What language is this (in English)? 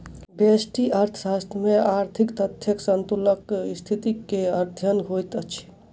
Maithili